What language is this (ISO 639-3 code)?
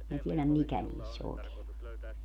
fin